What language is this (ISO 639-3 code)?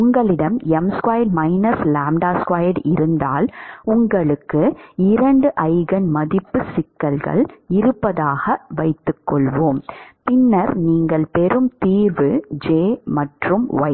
tam